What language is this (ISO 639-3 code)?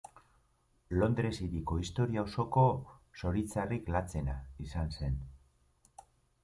eus